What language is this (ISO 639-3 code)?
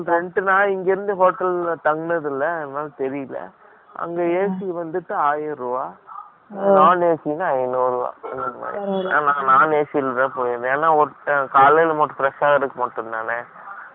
tam